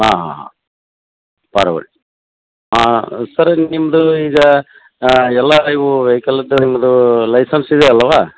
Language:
Kannada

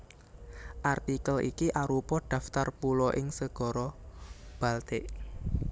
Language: Javanese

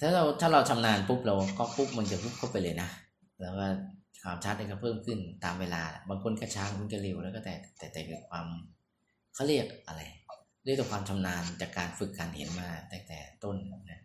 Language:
Thai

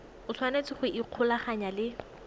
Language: Tswana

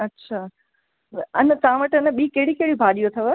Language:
Sindhi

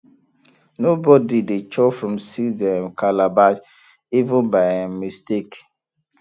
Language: Nigerian Pidgin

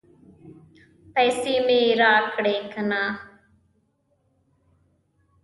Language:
Pashto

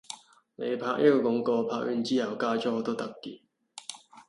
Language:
Cantonese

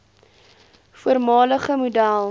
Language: Afrikaans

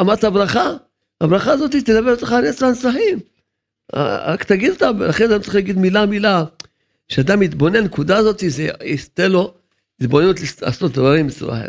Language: Hebrew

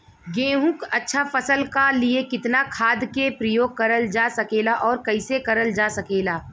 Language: Bhojpuri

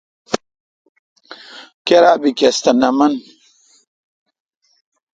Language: Kalkoti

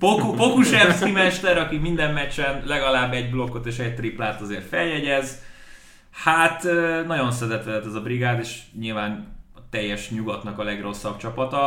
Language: Hungarian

